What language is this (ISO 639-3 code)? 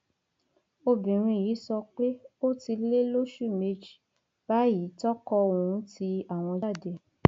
yor